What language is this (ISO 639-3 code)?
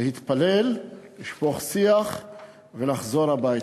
heb